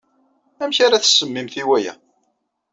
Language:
Kabyle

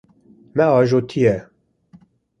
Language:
Kurdish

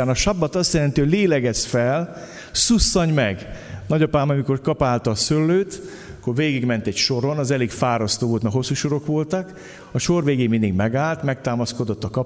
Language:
Hungarian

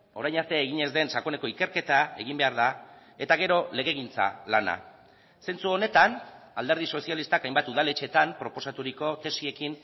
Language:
Basque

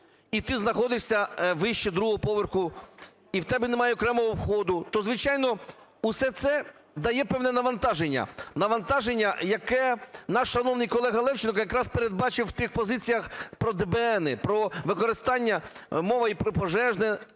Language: Ukrainian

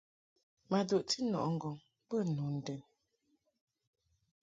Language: Mungaka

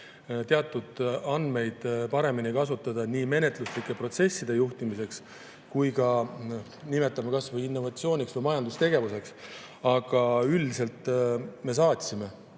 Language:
Estonian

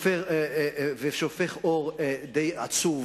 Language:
Hebrew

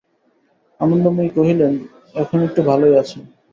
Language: Bangla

